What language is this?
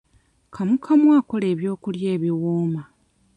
Ganda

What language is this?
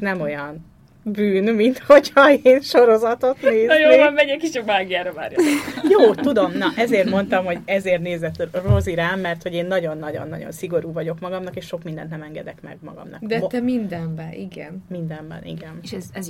Hungarian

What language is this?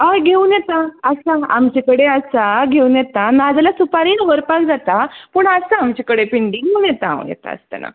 Konkani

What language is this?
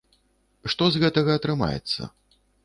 Belarusian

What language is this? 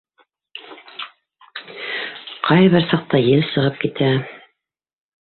Bashkir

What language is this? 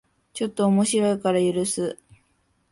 Japanese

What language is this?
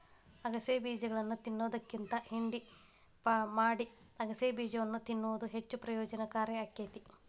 Kannada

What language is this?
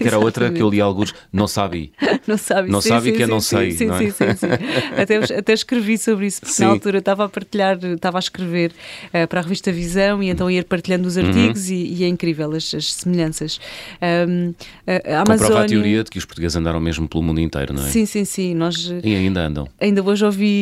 Portuguese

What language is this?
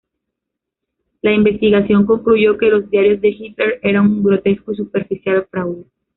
Spanish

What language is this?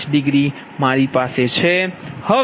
Gujarati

